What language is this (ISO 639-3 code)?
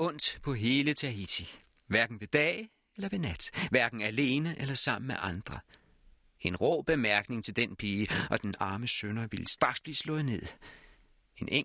dan